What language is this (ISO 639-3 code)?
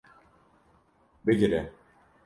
kur